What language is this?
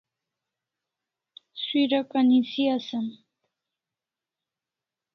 Kalasha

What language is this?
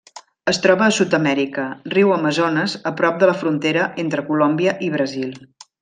Catalan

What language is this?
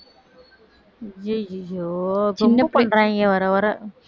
Tamil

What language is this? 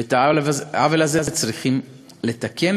Hebrew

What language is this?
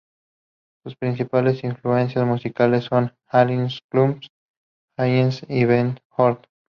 Spanish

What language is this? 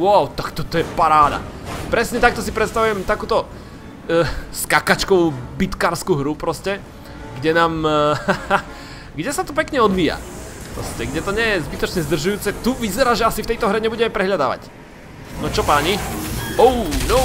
Slovak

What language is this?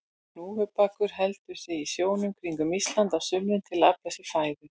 Icelandic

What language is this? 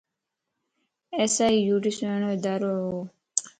Lasi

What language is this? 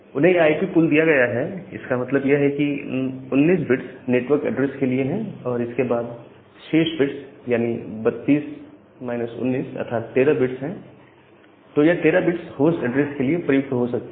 Hindi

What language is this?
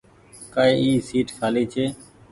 Goaria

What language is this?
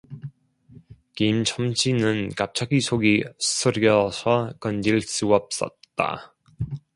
Korean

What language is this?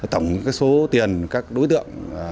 Vietnamese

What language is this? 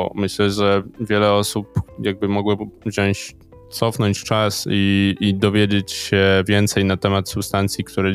Polish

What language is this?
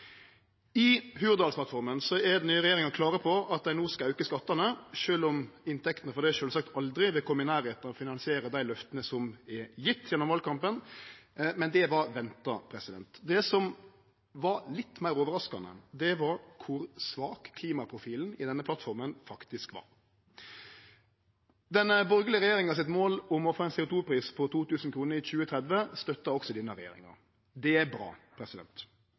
Norwegian Nynorsk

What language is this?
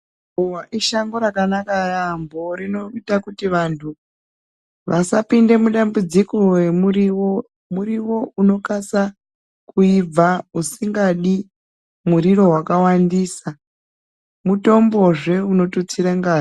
Ndau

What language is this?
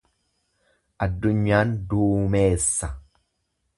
Oromo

